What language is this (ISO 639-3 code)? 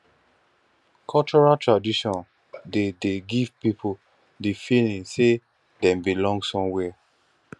pcm